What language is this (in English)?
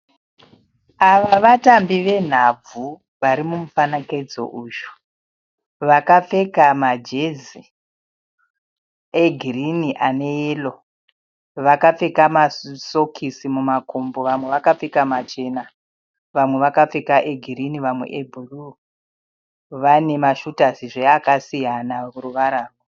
Shona